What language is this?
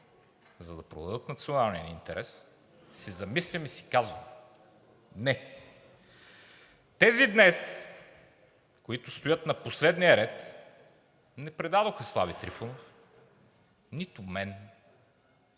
Bulgarian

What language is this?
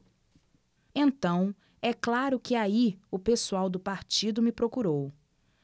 Portuguese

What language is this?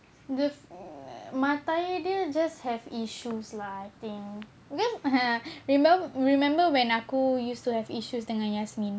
English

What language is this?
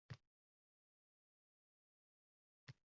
Uzbek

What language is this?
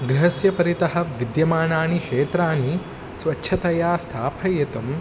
Sanskrit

